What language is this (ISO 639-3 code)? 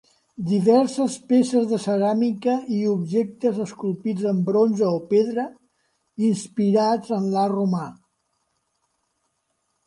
cat